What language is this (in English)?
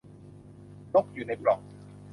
Thai